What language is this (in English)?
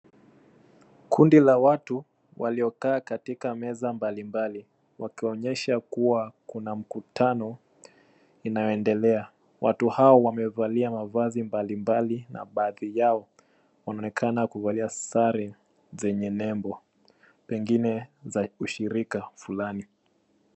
Swahili